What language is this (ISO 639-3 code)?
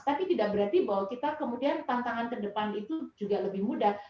ind